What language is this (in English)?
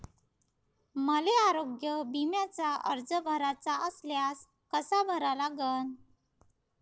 Marathi